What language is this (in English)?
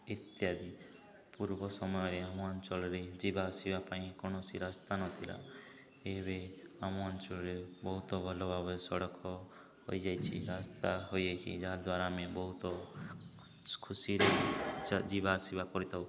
Odia